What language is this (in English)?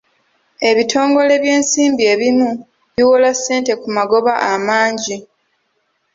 Ganda